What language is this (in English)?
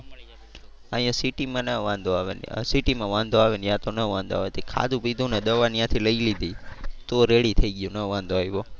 Gujarati